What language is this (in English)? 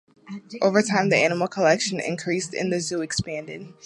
English